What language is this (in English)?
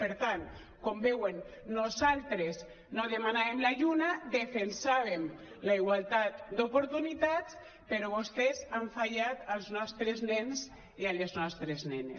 Catalan